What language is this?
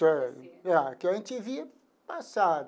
Portuguese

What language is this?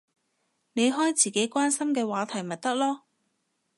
Cantonese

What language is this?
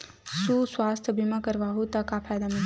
Chhattisgarhi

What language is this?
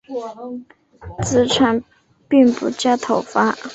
Chinese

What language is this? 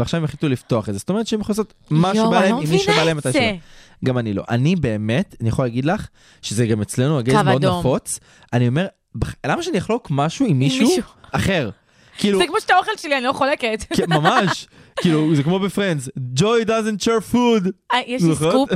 Hebrew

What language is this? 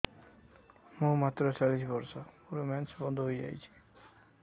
Odia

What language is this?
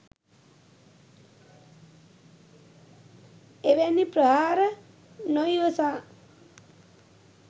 Sinhala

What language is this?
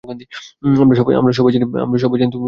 Bangla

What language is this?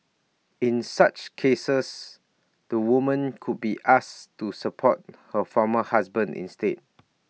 English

